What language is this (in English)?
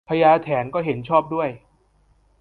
Thai